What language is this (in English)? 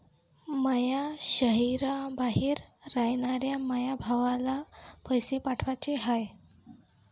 Marathi